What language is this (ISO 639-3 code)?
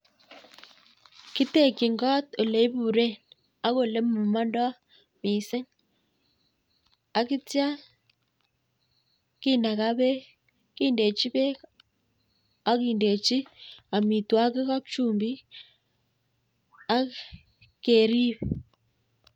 kln